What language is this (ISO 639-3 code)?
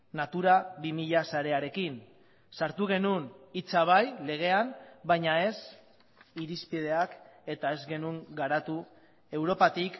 eus